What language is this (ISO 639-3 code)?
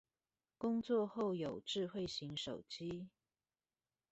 zho